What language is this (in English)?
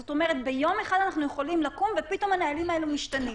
Hebrew